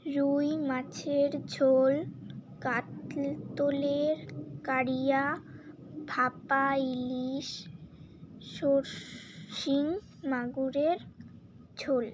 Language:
Bangla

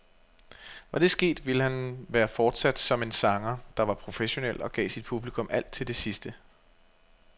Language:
Danish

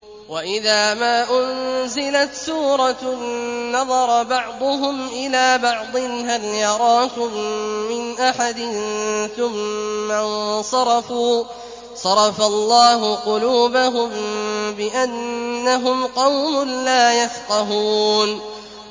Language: Arabic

